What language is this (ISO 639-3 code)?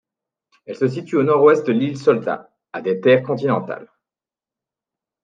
fra